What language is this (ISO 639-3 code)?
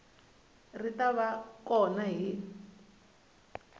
tso